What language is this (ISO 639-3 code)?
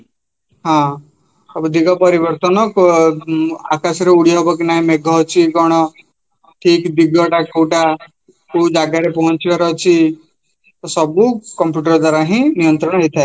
ori